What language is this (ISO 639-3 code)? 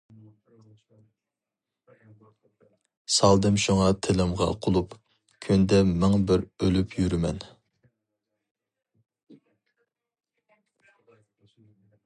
uig